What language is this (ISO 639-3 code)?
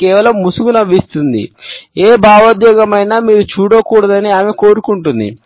tel